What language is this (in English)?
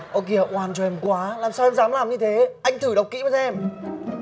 Vietnamese